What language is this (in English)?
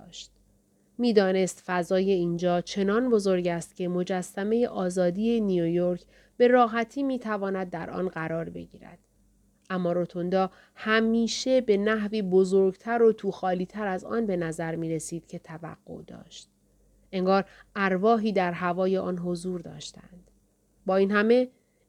Persian